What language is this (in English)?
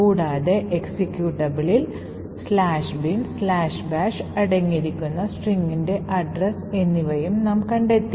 Malayalam